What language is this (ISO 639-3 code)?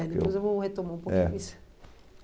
por